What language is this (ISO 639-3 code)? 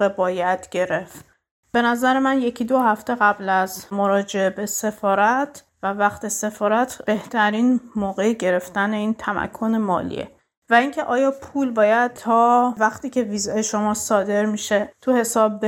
fas